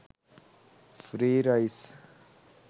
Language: Sinhala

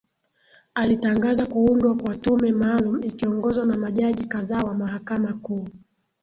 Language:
Swahili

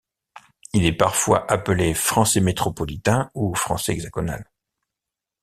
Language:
French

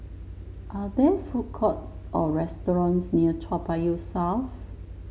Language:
English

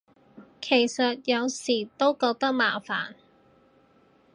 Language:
Cantonese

